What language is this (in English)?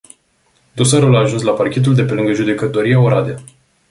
Romanian